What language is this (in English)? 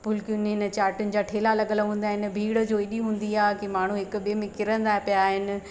Sindhi